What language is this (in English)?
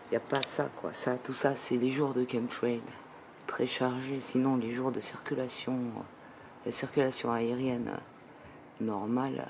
French